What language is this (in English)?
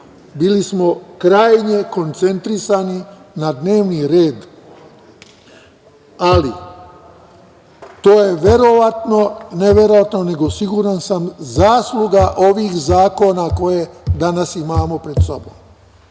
Serbian